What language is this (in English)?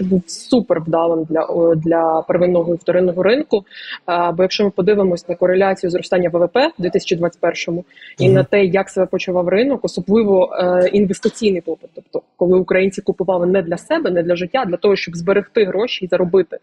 Ukrainian